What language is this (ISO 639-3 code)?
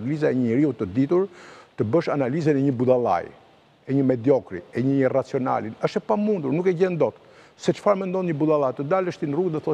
nld